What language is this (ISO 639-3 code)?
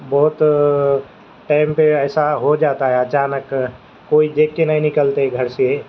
urd